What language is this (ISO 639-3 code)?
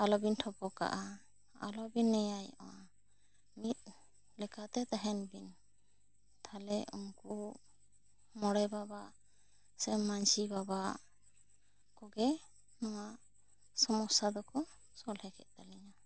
sat